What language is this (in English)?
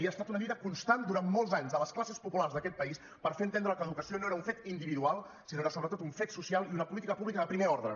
Catalan